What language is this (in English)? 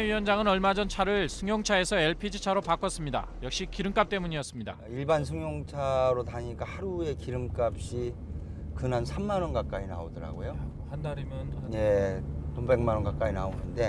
Korean